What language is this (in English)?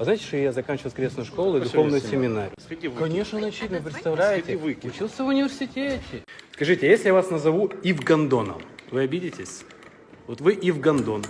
Russian